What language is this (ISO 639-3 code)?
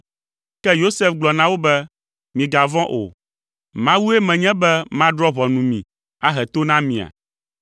ewe